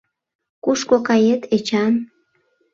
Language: Mari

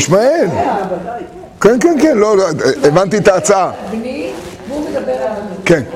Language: Hebrew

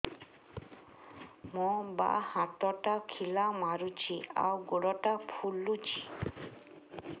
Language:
Odia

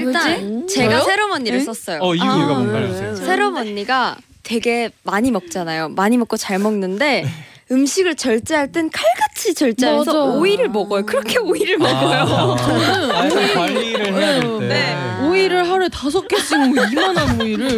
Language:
Korean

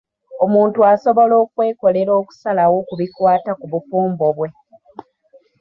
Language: Ganda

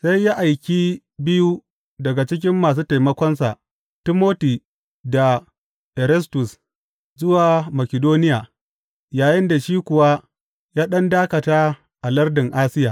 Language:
Hausa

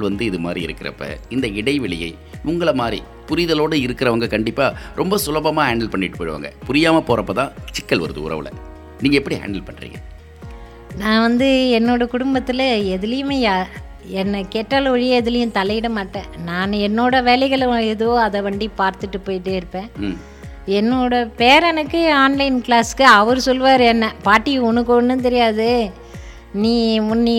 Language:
Tamil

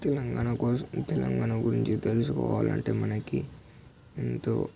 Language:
Telugu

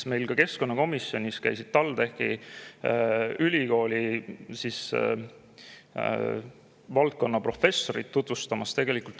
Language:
Estonian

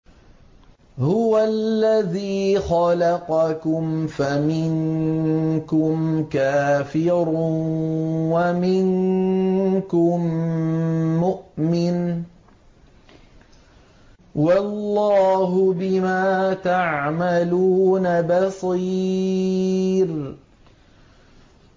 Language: Arabic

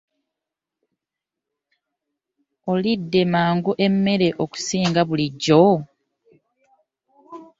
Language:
Ganda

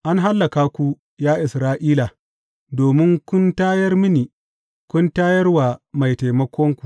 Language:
Hausa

